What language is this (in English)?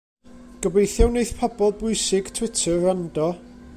Welsh